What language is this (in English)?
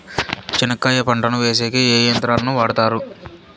Telugu